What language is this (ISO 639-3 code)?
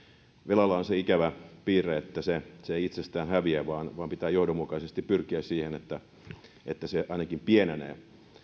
fin